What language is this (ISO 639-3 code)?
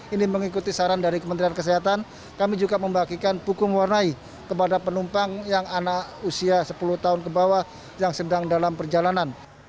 ind